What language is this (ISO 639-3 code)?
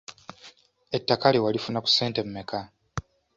lug